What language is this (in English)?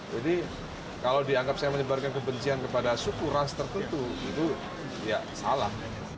Indonesian